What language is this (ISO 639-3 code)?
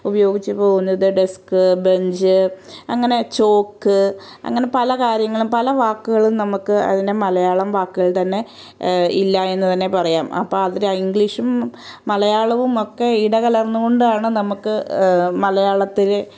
mal